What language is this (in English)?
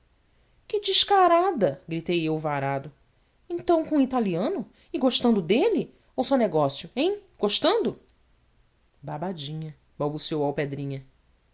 Portuguese